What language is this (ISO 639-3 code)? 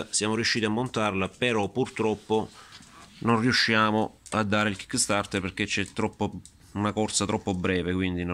ita